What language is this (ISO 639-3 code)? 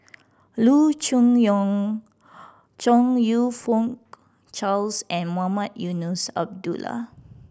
eng